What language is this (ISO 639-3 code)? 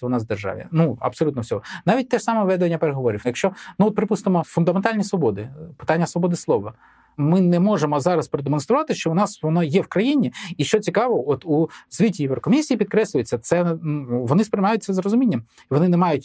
ukr